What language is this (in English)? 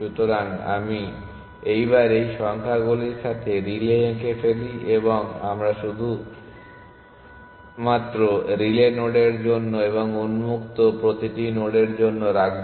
Bangla